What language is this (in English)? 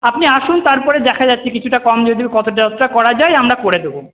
Bangla